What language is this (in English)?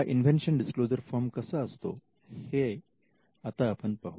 Marathi